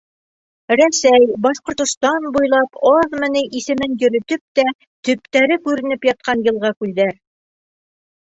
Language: Bashkir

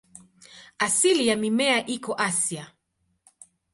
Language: Swahili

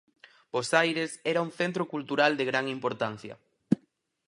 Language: Galician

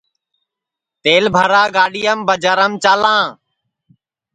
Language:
Sansi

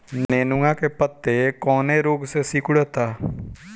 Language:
Bhojpuri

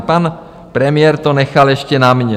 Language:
Czech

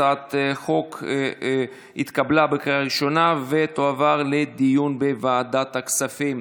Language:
Hebrew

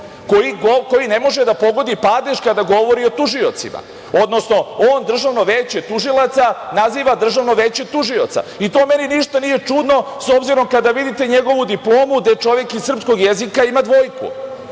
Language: Serbian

